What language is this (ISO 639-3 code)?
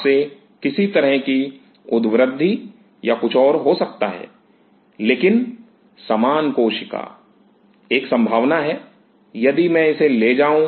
hin